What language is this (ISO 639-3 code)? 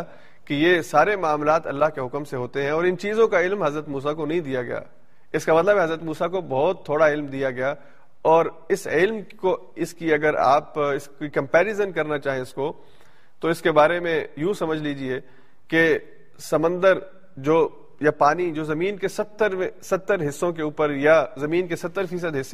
urd